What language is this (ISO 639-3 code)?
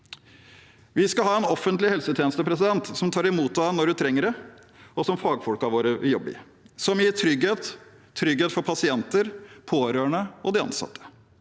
nor